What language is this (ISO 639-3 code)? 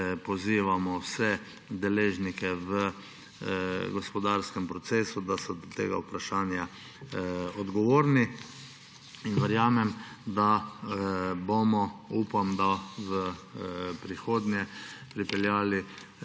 slv